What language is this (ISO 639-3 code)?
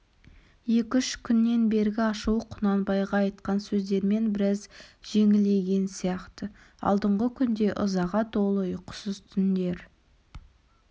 kaz